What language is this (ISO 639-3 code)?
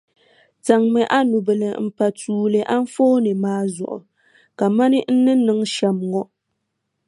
dag